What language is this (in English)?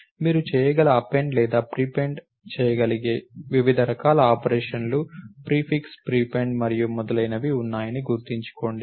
Telugu